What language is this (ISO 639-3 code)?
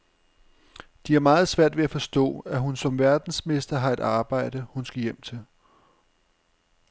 dan